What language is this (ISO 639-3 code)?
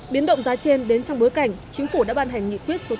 vie